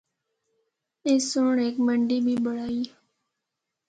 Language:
Northern Hindko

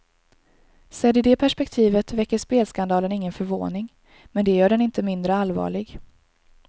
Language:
Swedish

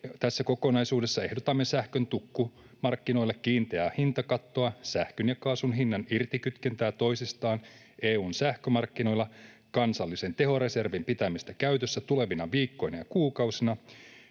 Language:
Finnish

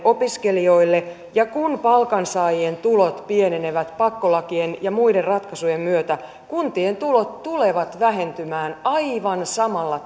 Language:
Finnish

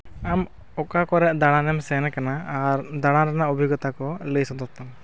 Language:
Santali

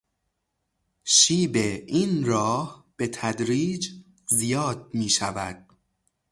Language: Persian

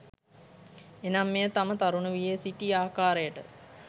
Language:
Sinhala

